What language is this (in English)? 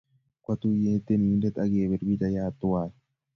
Kalenjin